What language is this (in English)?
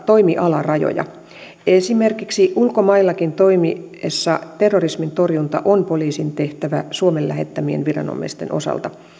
Finnish